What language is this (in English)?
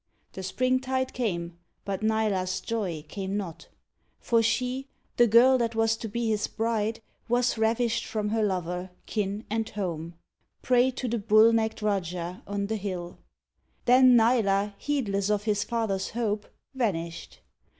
English